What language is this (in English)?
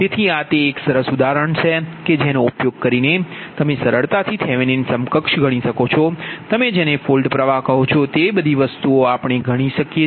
Gujarati